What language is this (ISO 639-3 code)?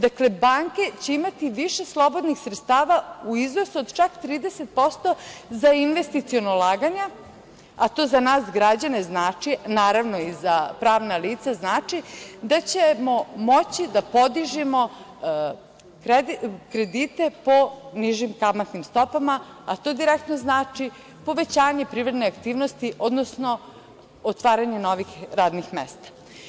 srp